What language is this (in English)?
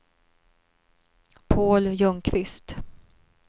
Swedish